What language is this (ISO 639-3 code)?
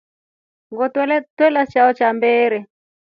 rof